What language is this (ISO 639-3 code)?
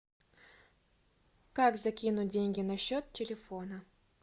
rus